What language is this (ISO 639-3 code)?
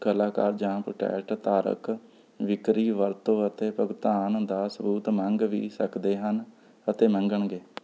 pan